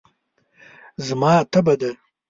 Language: Pashto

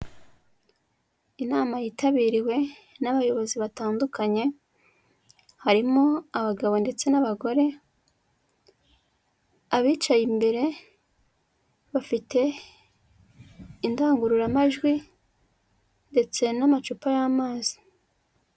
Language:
Kinyarwanda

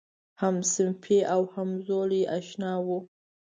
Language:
Pashto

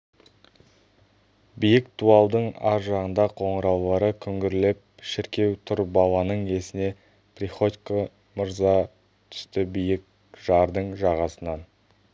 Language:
Kazakh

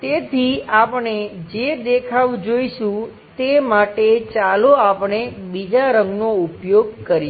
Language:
Gujarati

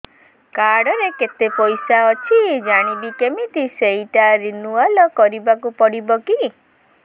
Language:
Odia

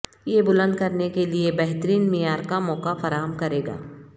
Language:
Urdu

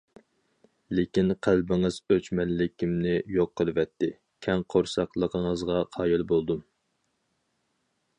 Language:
Uyghur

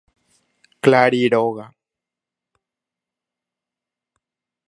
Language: Guarani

